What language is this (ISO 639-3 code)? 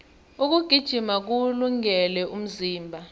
nbl